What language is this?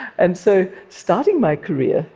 English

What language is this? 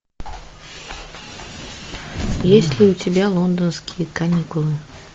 Russian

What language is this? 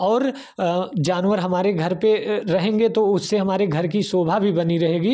Hindi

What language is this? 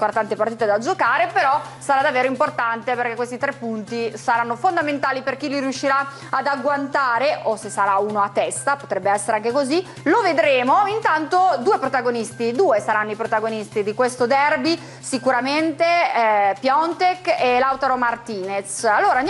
Italian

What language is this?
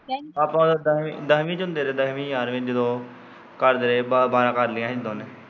Punjabi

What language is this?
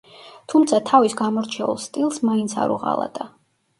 Georgian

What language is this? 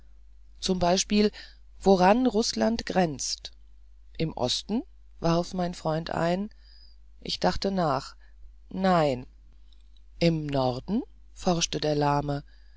German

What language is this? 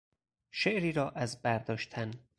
Persian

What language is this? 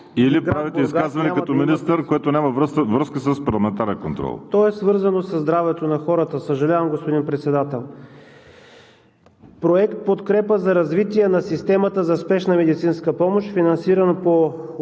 Bulgarian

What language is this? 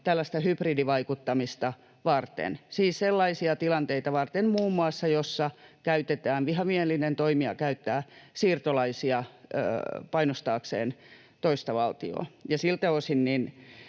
Finnish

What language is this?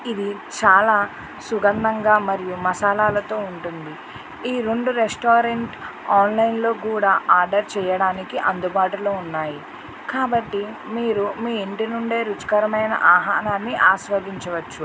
Telugu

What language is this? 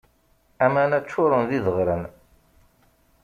Kabyle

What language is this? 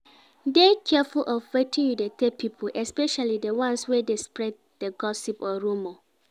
Nigerian Pidgin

